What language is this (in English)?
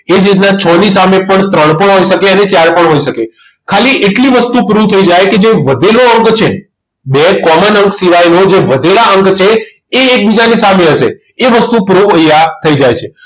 Gujarati